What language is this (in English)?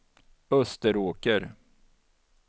Swedish